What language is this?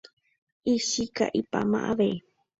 Guarani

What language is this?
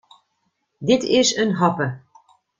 Western Frisian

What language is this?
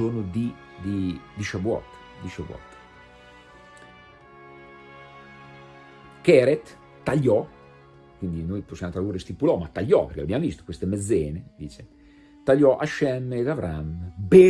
Italian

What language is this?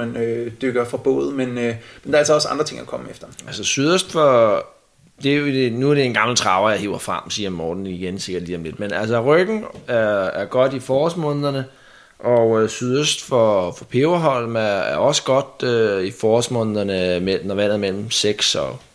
Danish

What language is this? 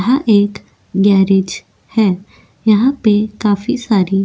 Hindi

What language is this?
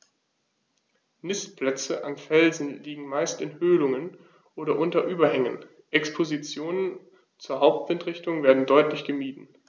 German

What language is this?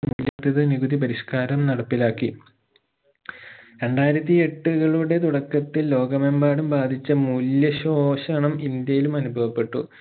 Malayalam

